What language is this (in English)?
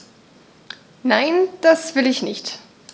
German